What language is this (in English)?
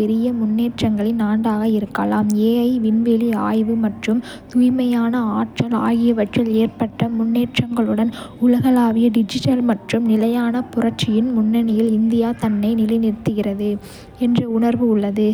Kota (India)